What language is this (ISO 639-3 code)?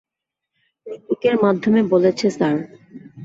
ben